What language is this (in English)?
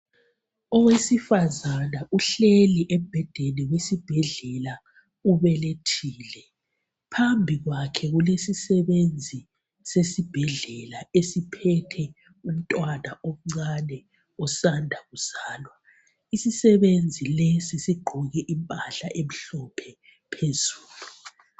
North Ndebele